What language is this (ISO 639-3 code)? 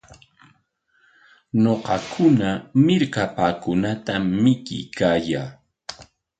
qwa